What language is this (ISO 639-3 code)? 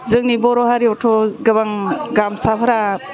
brx